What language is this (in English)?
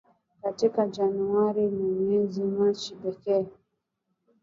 Swahili